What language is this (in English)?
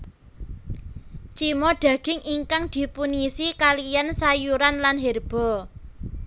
Javanese